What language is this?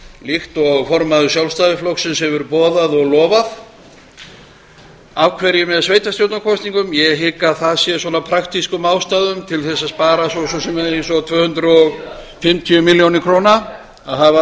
Icelandic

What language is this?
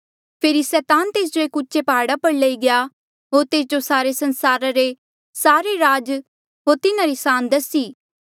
Mandeali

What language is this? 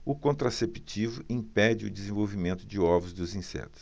Portuguese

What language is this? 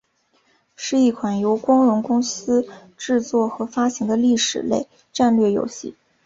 Chinese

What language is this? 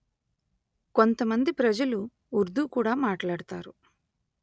Telugu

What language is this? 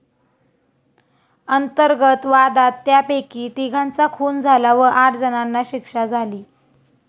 Marathi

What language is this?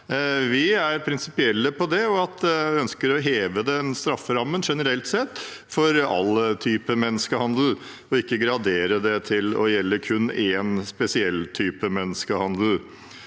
Norwegian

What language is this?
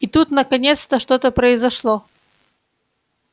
Russian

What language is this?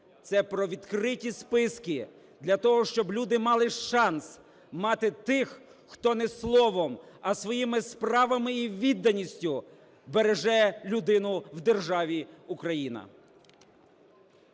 Ukrainian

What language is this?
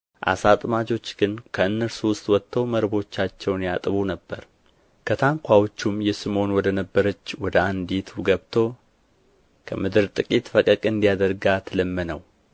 Amharic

